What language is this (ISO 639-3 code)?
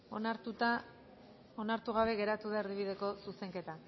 eus